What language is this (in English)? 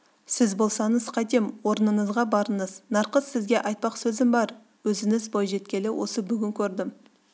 Kazakh